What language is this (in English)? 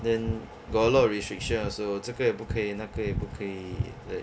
English